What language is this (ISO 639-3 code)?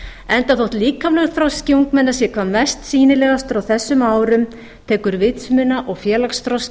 isl